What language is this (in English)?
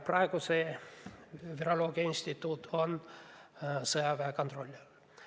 Estonian